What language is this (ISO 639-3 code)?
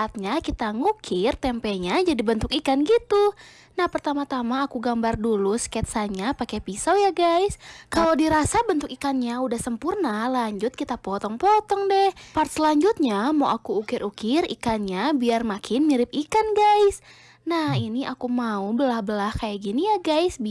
ind